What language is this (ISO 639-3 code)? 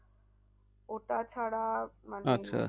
ben